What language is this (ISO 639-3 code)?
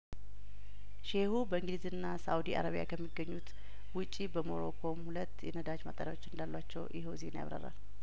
amh